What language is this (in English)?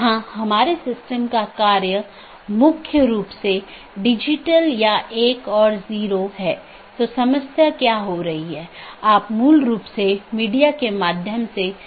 Hindi